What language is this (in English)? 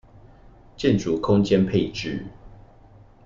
Chinese